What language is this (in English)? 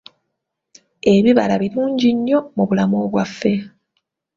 Ganda